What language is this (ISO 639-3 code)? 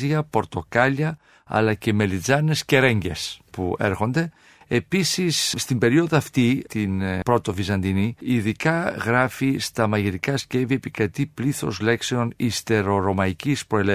ell